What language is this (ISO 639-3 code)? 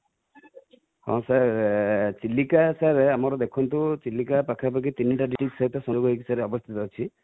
ori